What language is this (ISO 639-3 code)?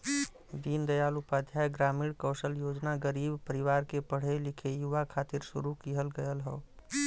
bho